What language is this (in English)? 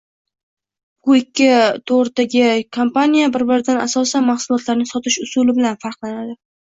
Uzbek